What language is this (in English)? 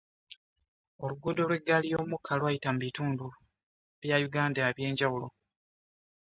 Ganda